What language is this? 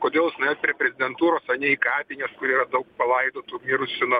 Lithuanian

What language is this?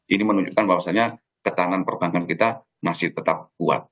Indonesian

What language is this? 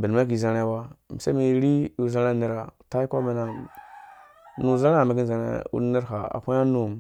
Dũya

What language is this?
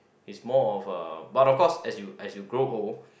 English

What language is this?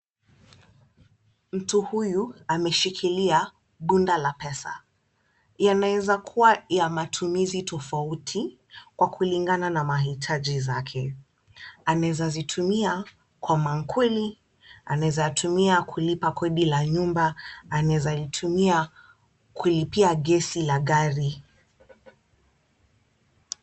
Swahili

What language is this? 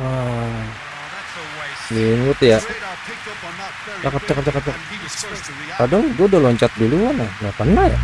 Indonesian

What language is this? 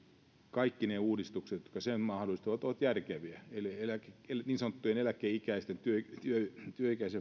Finnish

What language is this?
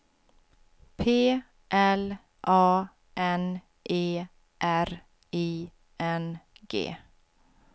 Swedish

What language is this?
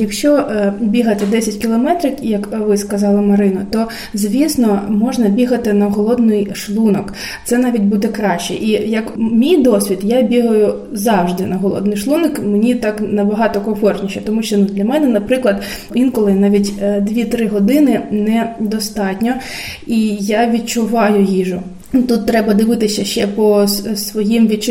Ukrainian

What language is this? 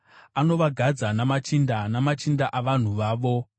Shona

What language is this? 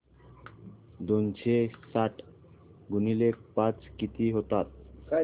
Marathi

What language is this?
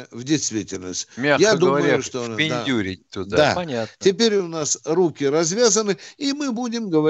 Russian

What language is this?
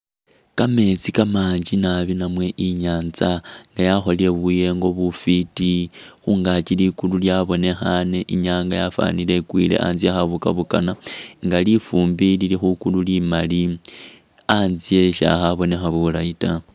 Masaaba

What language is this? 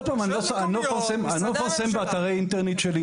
Hebrew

